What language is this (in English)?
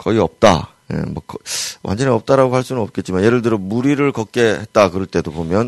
Korean